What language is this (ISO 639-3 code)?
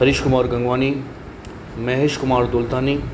snd